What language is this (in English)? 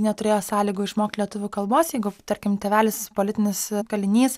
Lithuanian